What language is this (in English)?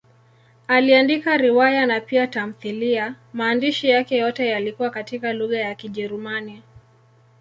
Swahili